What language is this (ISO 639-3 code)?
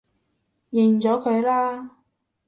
yue